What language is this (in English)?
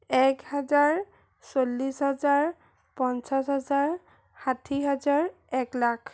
Assamese